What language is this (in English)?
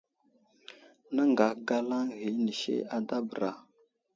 Wuzlam